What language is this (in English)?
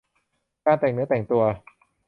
Thai